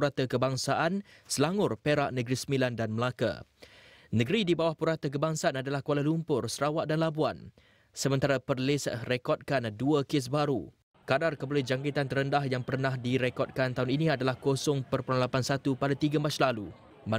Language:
Malay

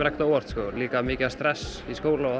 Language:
Icelandic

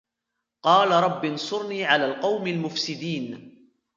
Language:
Arabic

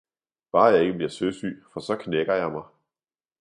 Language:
Danish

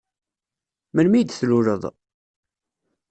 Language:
Kabyle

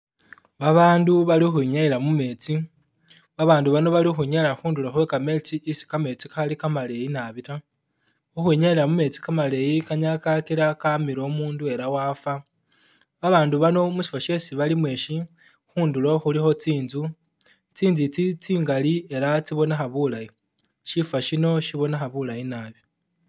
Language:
Masaaba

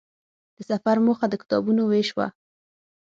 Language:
Pashto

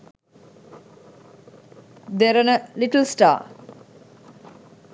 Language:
Sinhala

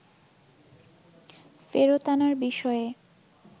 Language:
Bangla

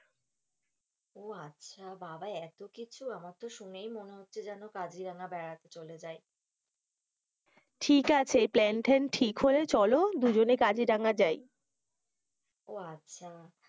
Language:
Bangla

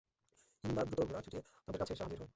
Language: Bangla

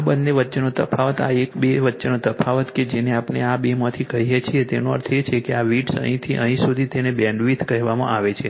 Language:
Gujarati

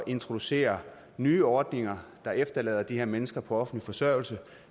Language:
Danish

